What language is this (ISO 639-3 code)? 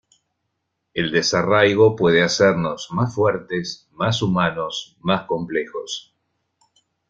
spa